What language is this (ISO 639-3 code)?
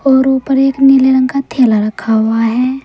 hin